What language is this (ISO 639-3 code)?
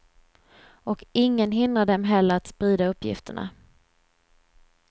swe